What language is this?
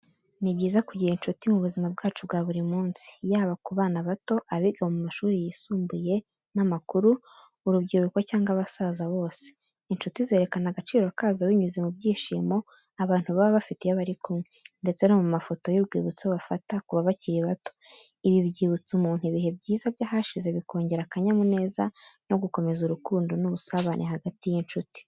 Kinyarwanda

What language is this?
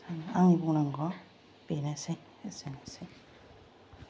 Bodo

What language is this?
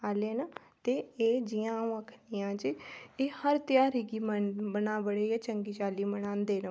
Dogri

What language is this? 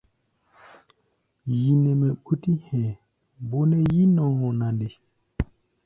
Gbaya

